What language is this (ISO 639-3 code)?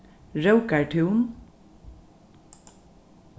fao